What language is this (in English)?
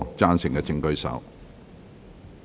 Cantonese